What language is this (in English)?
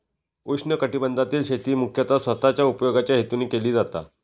Marathi